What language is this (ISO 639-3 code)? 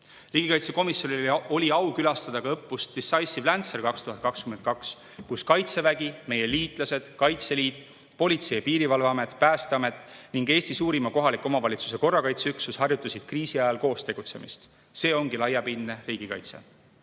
est